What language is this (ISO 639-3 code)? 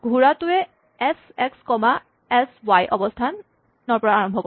asm